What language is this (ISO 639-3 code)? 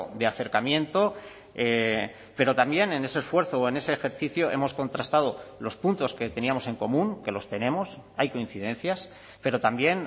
spa